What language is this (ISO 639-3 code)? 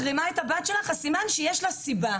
heb